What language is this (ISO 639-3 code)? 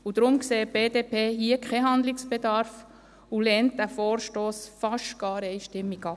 gsw